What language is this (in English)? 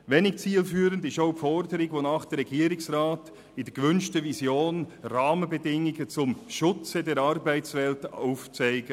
Swiss German